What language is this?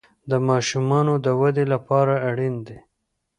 Pashto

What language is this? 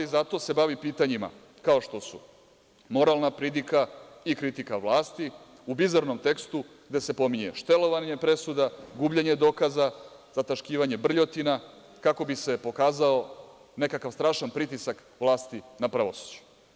Serbian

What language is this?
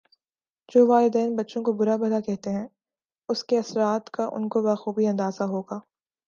Urdu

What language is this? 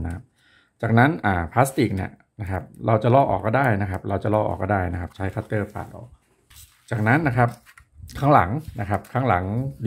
Thai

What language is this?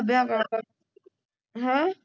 Punjabi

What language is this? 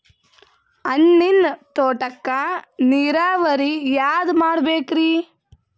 Kannada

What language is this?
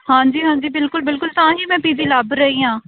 Punjabi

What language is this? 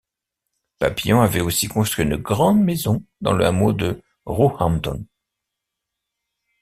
French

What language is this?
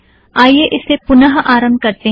Hindi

